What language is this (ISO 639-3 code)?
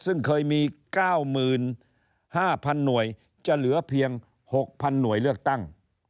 tha